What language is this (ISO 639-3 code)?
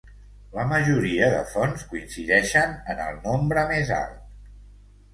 cat